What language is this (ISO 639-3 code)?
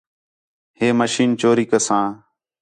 xhe